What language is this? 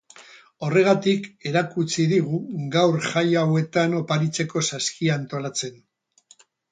Basque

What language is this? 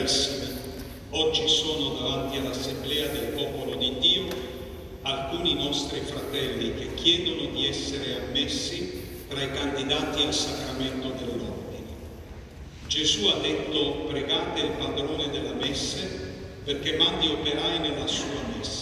Italian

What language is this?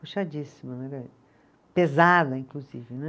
Portuguese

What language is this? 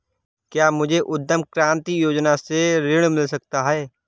Hindi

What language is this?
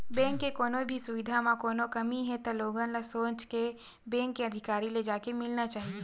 Chhattisgarhi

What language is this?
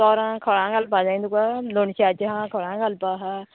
Konkani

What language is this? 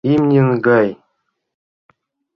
Mari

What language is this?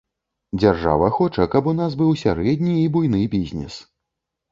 Belarusian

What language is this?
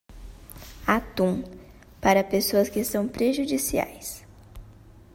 Portuguese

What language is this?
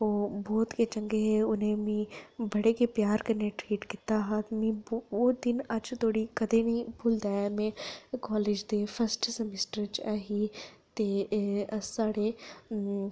Dogri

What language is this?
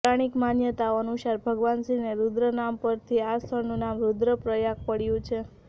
Gujarati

